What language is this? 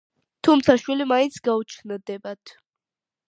Georgian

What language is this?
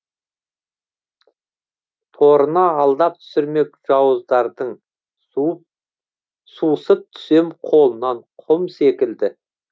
Kazakh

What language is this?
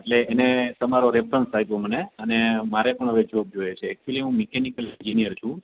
Gujarati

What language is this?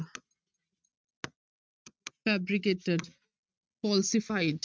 Punjabi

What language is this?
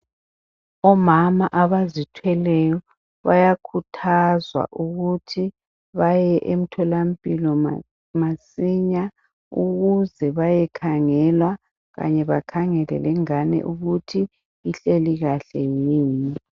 North Ndebele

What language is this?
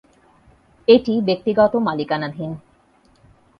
Bangla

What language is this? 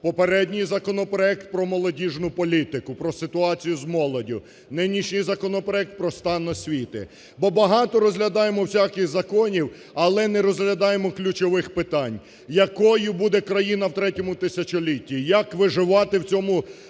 Ukrainian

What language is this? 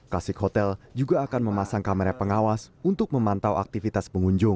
Indonesian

